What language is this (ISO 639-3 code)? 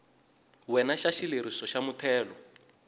tso